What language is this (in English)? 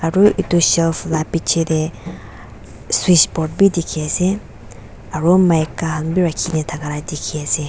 Naga Pidgin